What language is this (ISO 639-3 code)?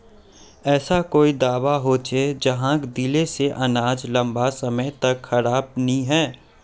mag